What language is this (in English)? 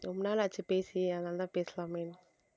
Tamil